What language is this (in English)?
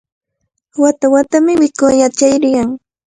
Cajatambo North Lima Quechua